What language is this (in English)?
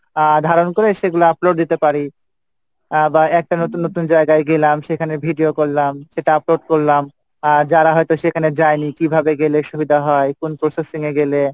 Bangla